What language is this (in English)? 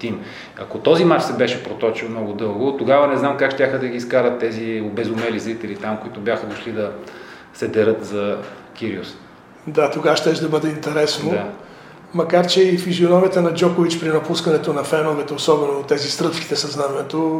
Bulgarian